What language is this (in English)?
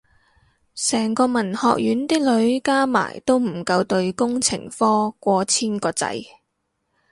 Cantonese